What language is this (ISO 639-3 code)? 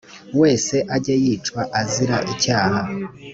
kin